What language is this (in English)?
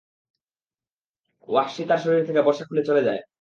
Bangla